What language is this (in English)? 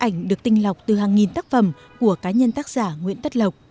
Vietnamese